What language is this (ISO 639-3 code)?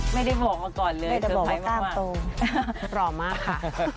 tha